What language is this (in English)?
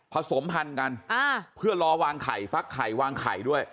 Thai